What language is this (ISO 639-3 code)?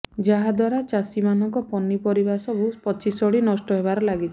ori